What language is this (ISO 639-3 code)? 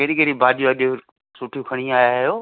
snd